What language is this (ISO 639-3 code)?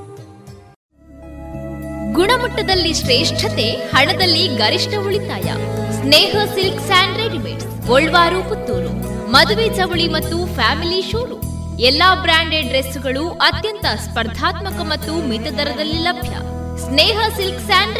kan